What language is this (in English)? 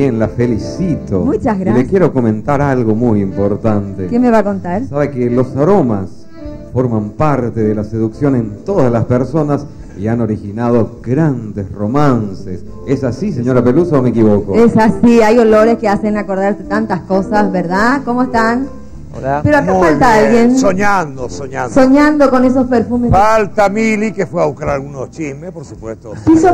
Spanish